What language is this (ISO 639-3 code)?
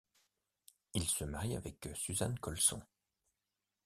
fra